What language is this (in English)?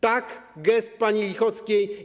Polish